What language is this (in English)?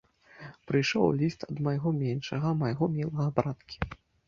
Belarusian